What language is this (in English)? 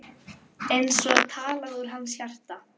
Icelandic